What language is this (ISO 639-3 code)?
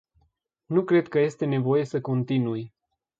ron